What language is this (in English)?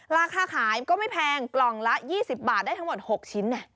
Thai